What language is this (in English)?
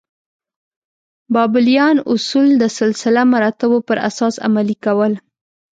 Pashto